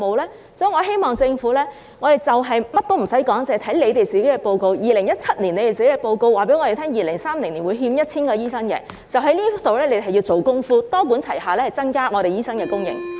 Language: Cantonese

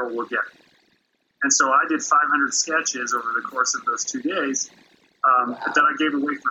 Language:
English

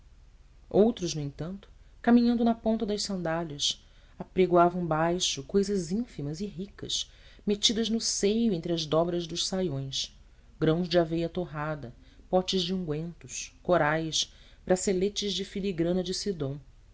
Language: Portuguese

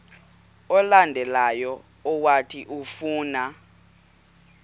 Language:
Xhosa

